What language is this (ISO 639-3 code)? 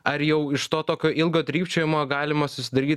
lit